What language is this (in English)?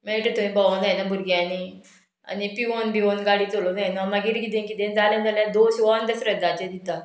Konkani